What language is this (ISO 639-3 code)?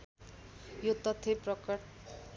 nep